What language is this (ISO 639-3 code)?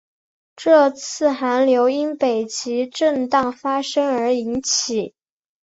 zho